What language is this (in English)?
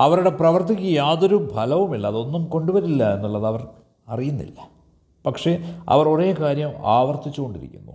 Malayalam